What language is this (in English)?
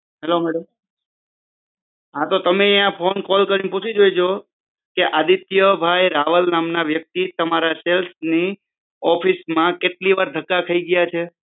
Gujarati